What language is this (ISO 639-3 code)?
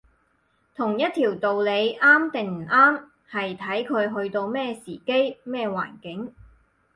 yue